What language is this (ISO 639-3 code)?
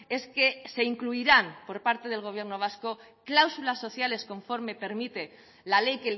spa